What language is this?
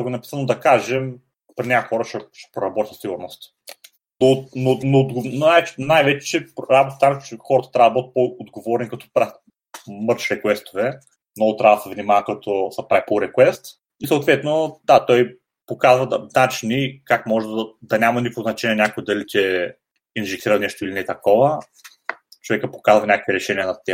Bulgarian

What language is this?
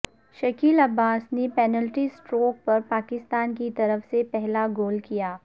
Urdu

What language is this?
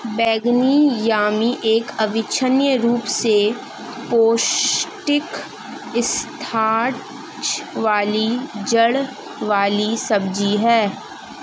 Hindi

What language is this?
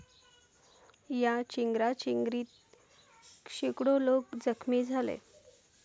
Marathi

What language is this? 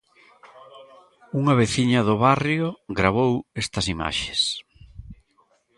Galician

